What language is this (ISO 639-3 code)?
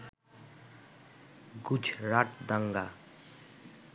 ben